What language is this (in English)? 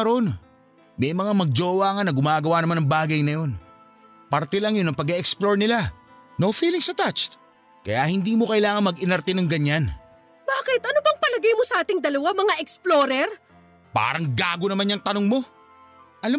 Filipino